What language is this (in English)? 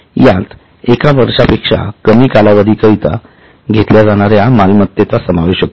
Marathi